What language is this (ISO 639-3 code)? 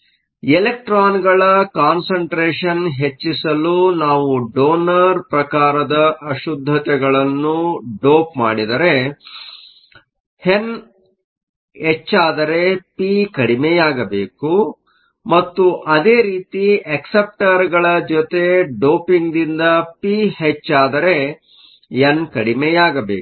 kan